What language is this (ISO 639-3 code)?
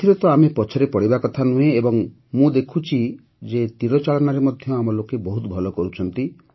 ori